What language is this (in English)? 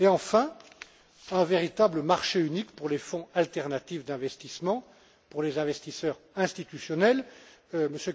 French